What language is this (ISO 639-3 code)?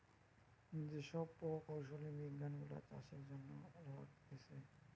ben